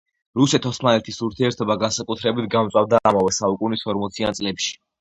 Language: Georgian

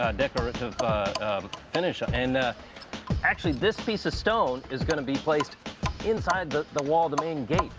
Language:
English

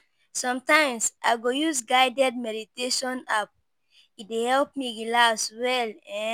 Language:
Nigerian Pidgin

